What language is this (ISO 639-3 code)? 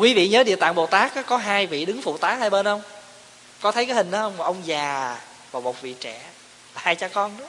vie